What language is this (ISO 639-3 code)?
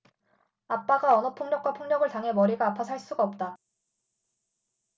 kor